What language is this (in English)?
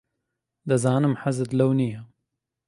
Central Kurdish